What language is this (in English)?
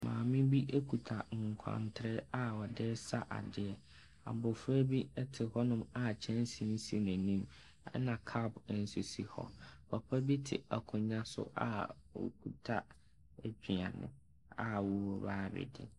Akan